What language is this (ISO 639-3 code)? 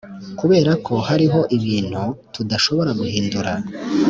kin